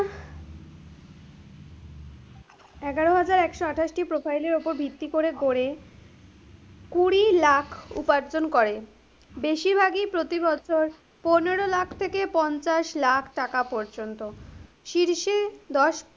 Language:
Bangla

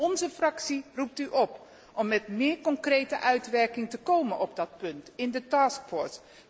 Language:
Dutch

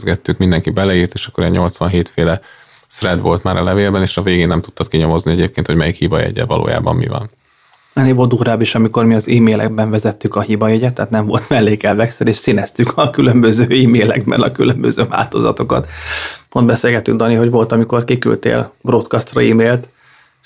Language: Hungarian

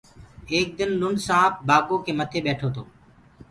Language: Gurgula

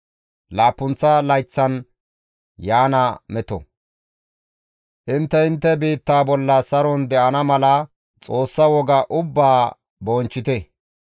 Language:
Gamo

